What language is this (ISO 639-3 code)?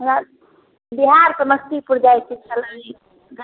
mai